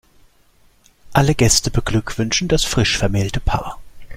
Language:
German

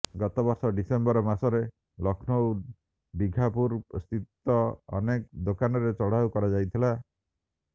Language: Odia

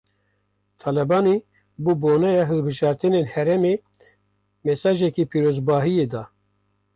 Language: Kurdish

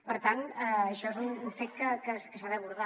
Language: Catalan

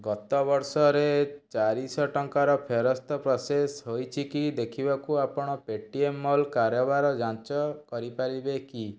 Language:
Odia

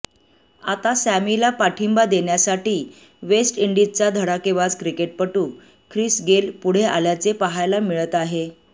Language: Marathi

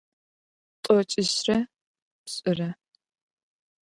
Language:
Adyghe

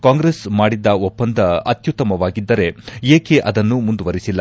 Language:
Kannada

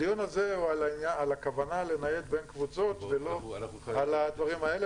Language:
Hebrew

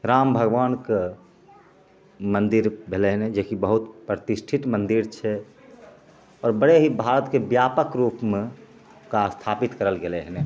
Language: Maithili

